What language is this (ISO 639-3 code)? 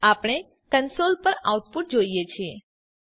guj